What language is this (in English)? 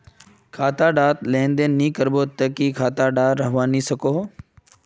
Magahi